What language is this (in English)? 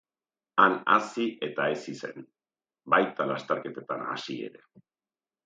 Basque